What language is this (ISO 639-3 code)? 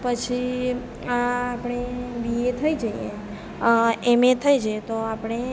guj